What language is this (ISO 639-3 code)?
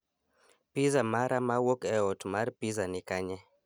luo